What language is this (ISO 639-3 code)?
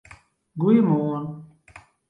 fry